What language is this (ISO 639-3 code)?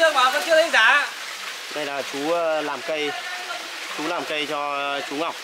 vie